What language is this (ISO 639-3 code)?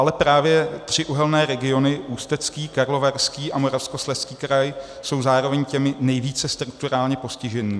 ces